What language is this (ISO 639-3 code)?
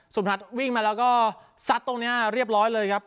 tha